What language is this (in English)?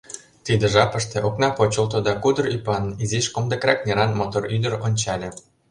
Mari